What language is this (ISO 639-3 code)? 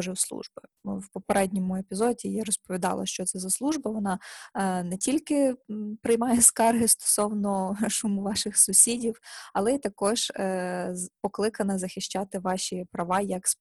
ukr